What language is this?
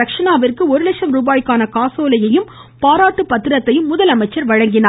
Tamil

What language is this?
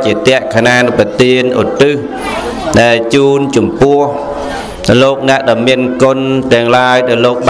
Vietnamese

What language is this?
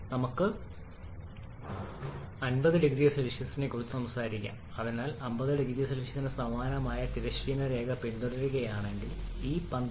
Malayalam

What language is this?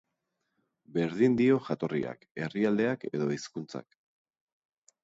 Basque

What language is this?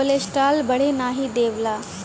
Bhojpuri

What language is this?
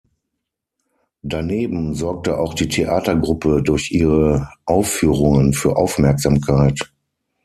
German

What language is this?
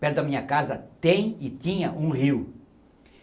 Portuguese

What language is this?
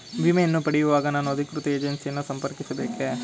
Kannada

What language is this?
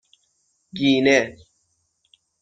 Persian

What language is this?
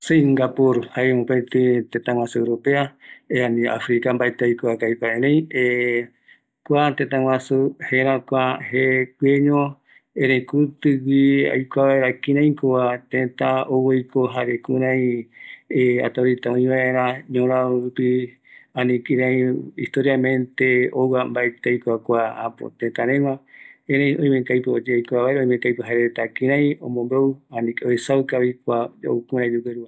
Eastern Bolivian Guaraní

